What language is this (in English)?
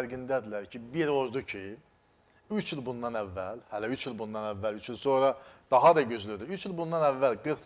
Turkish